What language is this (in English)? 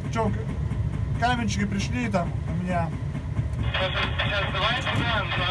Russian